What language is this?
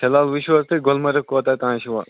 Kashmiri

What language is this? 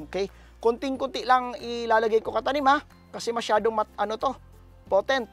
Filipino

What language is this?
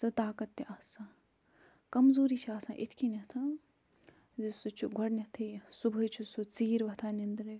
Kashmiri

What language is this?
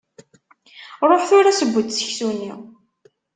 Kabyle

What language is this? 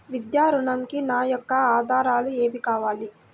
Telugu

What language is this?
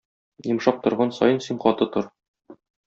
Tatar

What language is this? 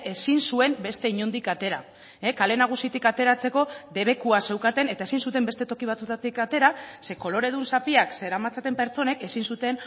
Basque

